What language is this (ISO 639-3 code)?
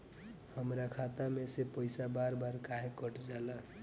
bho